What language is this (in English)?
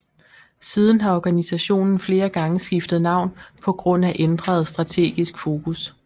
Danish